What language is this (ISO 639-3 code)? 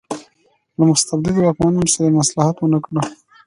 pus